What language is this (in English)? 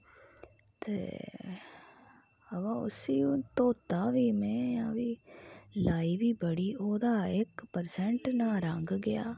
Dogri